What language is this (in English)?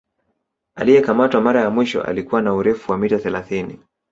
Swahili